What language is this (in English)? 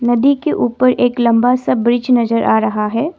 Hindi